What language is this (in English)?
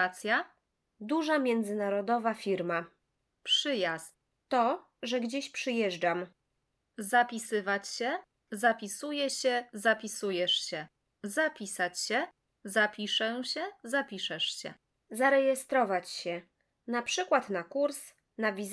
Polish